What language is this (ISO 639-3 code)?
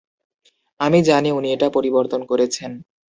ben